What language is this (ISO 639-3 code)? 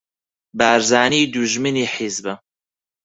ckb